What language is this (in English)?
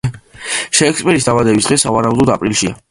Georgian